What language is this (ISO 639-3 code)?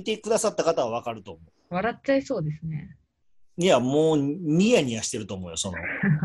jpn